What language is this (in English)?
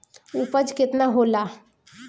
Bhojpuri